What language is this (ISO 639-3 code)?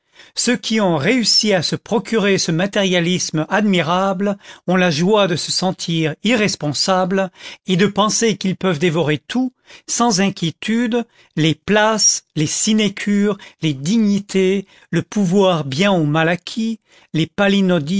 fra